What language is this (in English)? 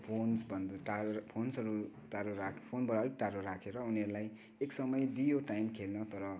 Nepali